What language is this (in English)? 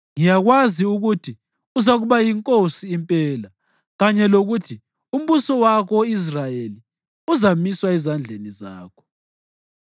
North Ndebele